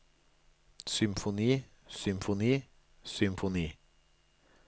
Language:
Norwegian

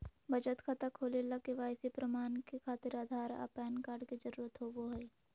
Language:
Magahi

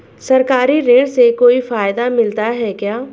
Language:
Hindi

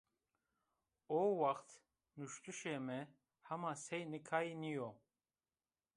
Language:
Zaza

